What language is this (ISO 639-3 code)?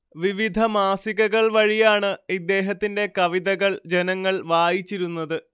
mal